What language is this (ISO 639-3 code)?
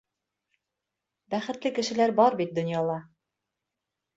bak